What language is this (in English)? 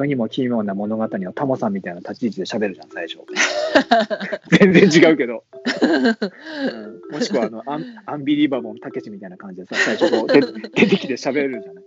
Japanese